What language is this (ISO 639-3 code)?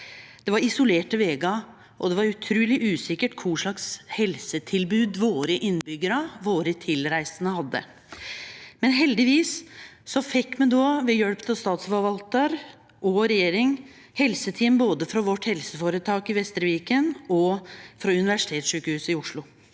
nor